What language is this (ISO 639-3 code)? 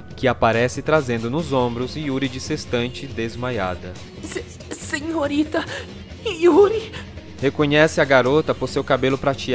por